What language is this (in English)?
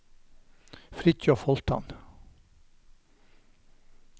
Norwegian